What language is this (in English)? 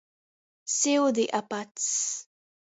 Latgalian